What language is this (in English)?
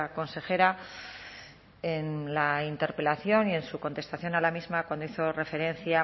Spanish